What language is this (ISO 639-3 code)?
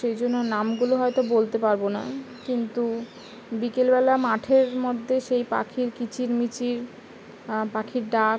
ben